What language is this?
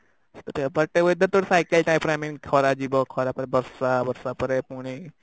Odia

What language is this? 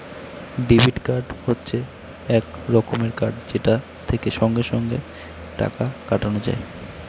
Bangla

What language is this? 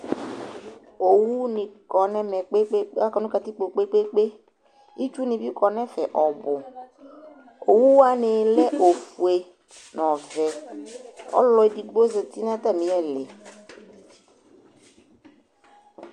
Ikposo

